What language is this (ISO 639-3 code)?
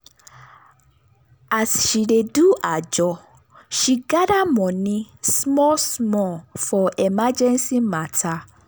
pcm